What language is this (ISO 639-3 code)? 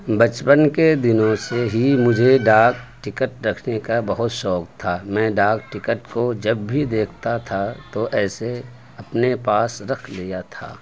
urd